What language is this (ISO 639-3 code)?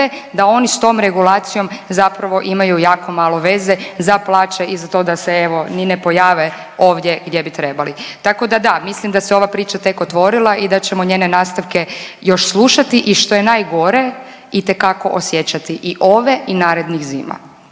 hrv